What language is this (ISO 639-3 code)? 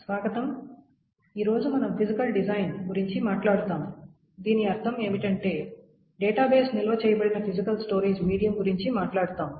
tel